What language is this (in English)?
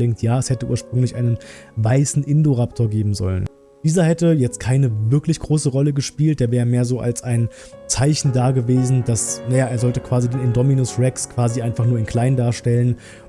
German